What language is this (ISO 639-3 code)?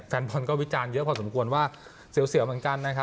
tha